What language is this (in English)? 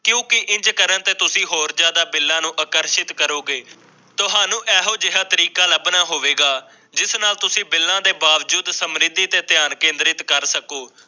Punjabi